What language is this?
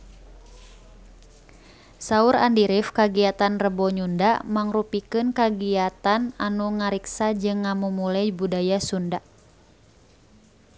Sundanese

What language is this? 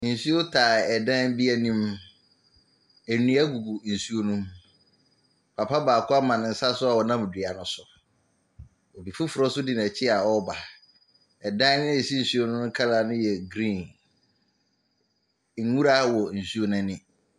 Akan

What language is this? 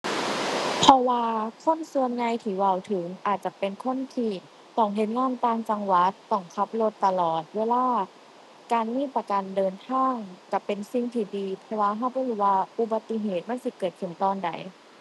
Thai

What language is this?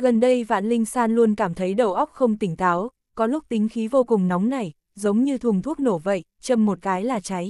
Vietnamese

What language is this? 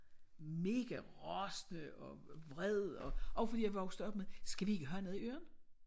Danish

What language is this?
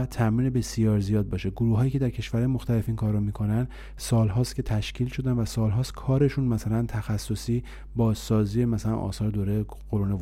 Persian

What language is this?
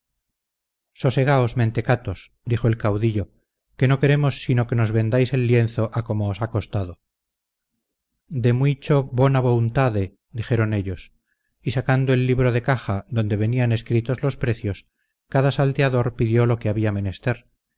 Spanish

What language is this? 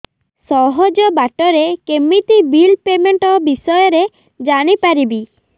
Odia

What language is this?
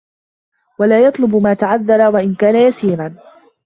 Arabic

